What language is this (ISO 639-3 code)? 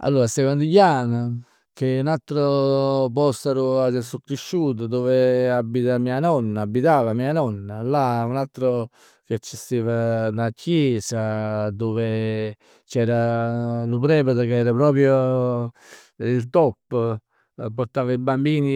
nap